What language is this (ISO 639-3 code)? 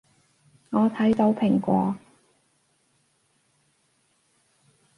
yue